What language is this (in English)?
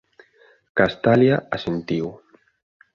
Galician